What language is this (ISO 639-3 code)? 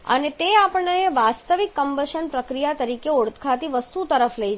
guj